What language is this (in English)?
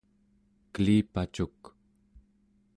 Central Yupik